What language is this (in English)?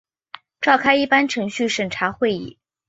Chinese